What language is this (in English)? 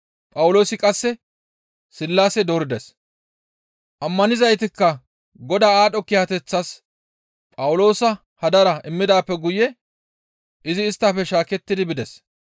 Gamo